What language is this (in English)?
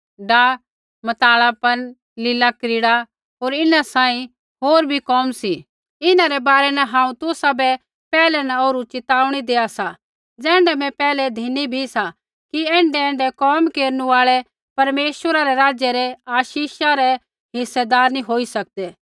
Kullu Pahari